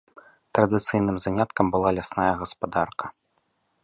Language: Belarusian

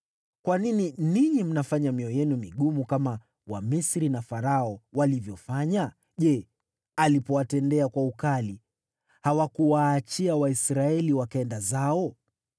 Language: Swahili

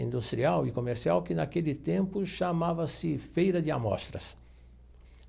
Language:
Portuguese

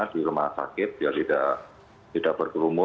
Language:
Indonesian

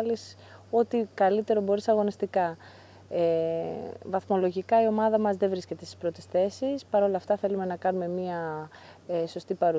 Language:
Greek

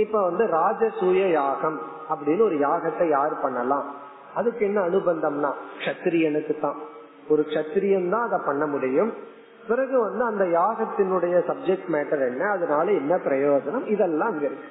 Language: Tamil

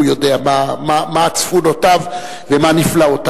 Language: Hebrew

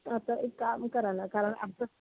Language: Marathi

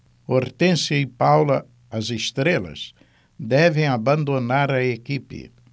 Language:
Portuguese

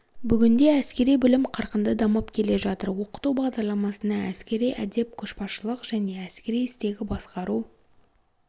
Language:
Kazakh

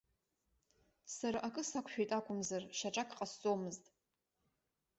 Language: Abkhazian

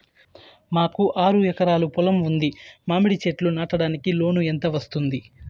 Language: Telugu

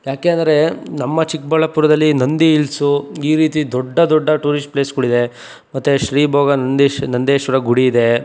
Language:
Kannada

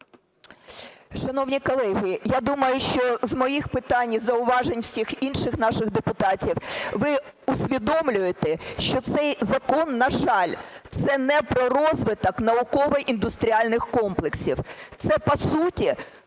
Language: Ukrainian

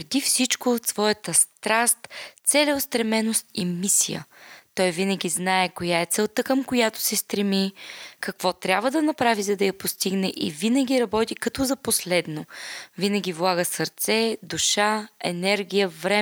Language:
Bulgarian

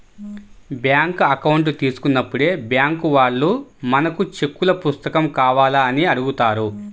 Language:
Telugu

